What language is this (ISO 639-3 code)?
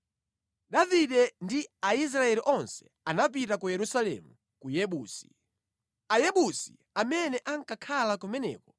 nya